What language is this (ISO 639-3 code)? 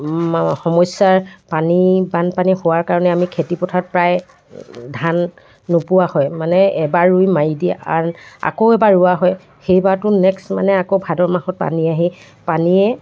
asm